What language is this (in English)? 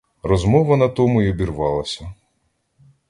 Ukrainian